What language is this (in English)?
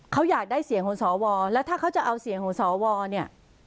Thai